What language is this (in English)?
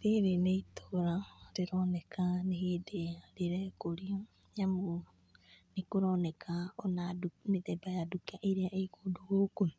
Kikuyu